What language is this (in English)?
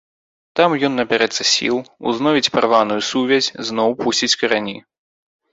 Belarusian